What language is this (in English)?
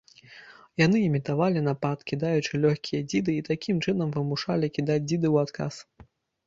Belarusian